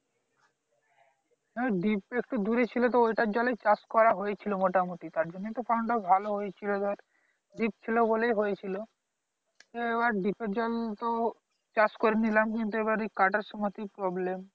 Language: Bangla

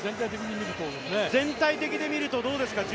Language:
Japanese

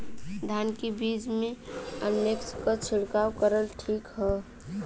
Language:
Bhojpuri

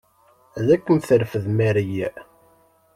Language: Kabyle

